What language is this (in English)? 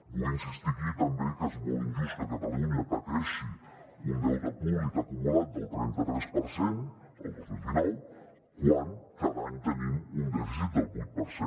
Catalan